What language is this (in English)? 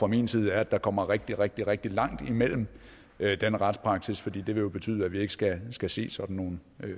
Danish